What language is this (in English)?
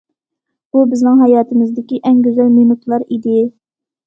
Uyghur